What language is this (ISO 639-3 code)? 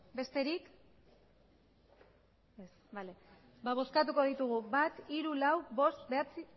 eus